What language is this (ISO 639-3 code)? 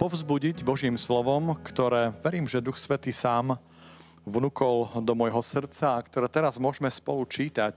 slk